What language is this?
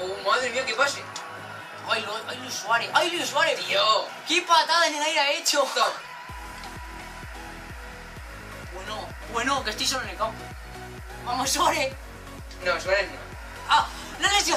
Spanish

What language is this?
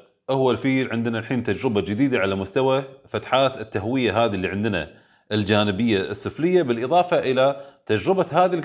Arabic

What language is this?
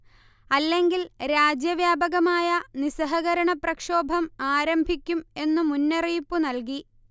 Malayalam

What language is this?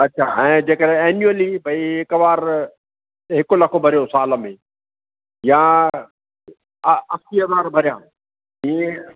Sindhi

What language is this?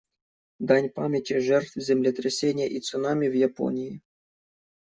Russian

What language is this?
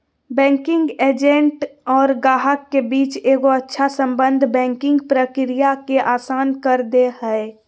Magahi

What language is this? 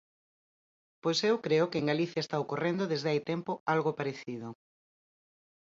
Galician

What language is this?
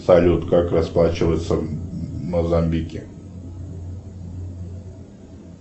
Russian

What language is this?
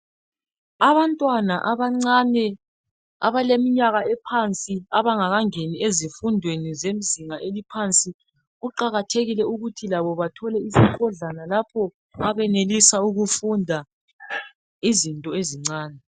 North Ndebele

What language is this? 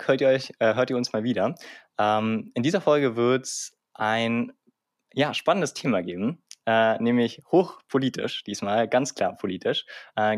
German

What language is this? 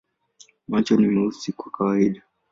Swahili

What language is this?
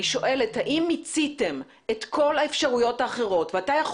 Hebrew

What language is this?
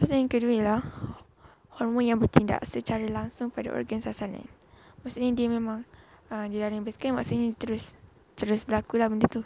Malay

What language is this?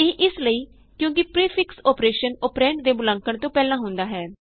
Punjabi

